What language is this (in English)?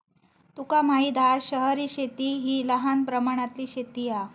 Marathi